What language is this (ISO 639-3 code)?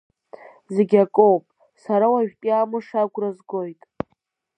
abk